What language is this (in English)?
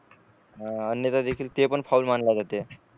Marathi